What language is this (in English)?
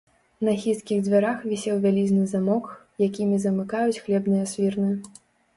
Belarusian